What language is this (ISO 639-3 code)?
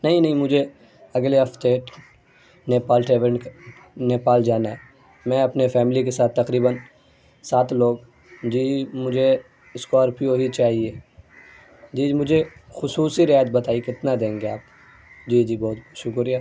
urd